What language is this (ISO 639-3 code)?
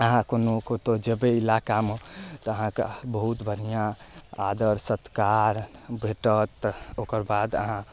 mai